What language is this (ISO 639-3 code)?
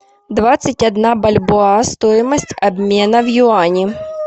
rus